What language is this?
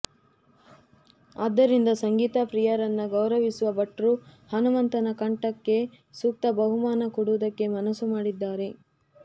Kannada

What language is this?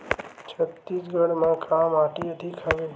Chhattisgarhi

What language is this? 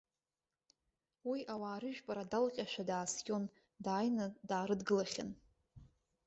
Abkhazian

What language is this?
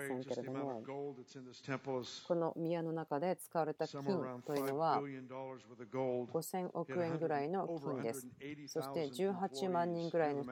Japanese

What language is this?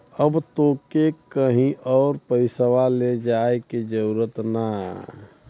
Bhojpuri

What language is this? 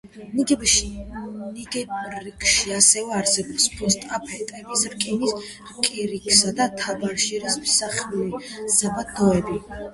Georgian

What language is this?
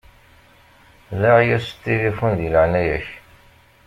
Kabyle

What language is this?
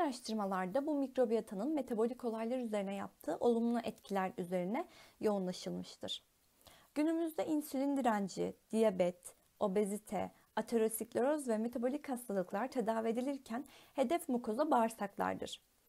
Turkish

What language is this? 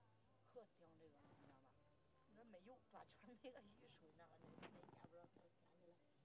Chinese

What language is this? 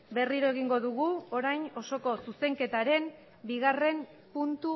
Basque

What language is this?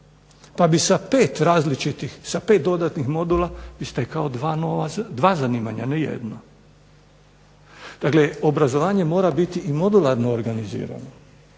Croatian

